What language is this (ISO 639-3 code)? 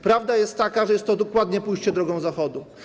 pol